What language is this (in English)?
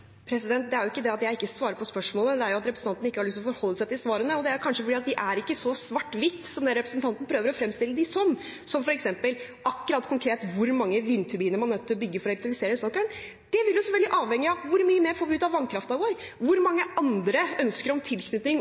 Norwegian